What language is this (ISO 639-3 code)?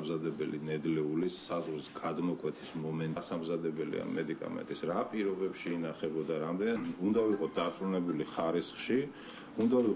ron